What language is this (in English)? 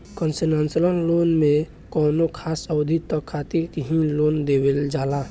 Bhojpuri